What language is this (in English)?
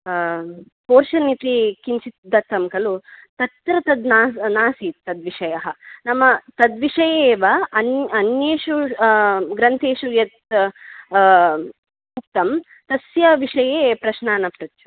Sanskrit